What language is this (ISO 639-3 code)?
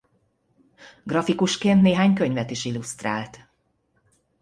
hun